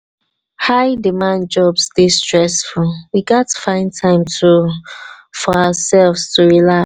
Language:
Nigerian Pidgin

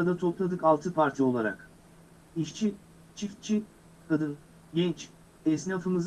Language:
Turkish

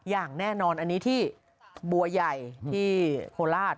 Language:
Thai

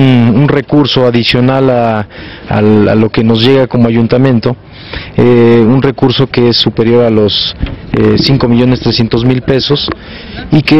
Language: Spanish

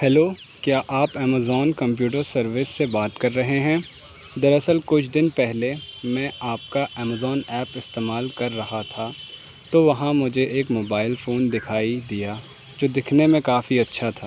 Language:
Urdu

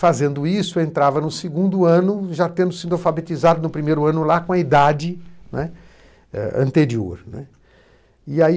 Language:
Portuguese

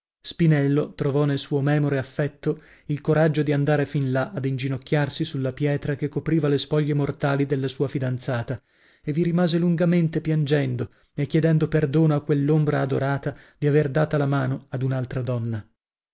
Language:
Italian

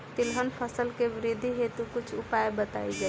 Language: Bhojpuri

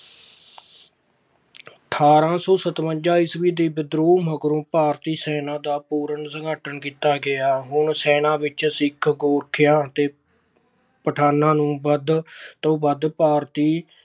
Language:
Punjabi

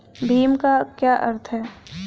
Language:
Hindi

